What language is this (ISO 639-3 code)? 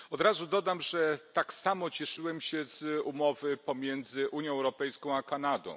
pol